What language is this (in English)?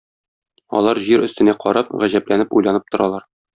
Tatar